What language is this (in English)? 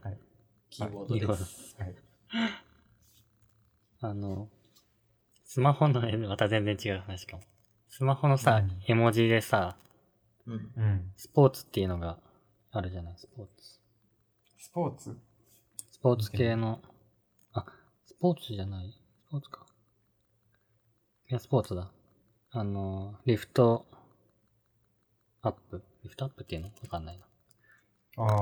Japanese